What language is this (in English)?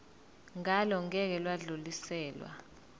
Zulu